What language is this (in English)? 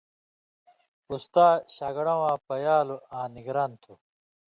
Indus Kohistani